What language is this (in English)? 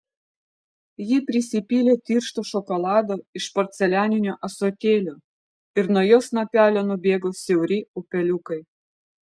Lithuanian